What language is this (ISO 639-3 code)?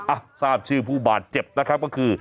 tha